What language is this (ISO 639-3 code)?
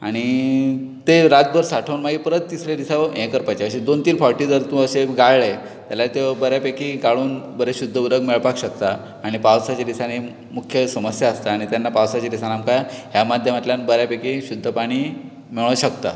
kok